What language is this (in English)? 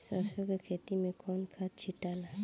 Bhojpuri